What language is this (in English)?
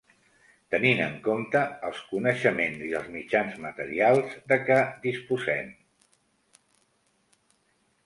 Catalan